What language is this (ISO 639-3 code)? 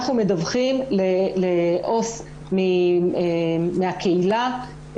heb